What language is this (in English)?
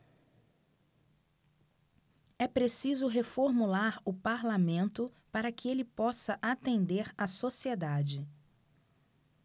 Portuguese